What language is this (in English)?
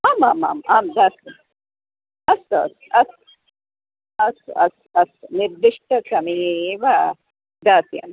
Sanskrit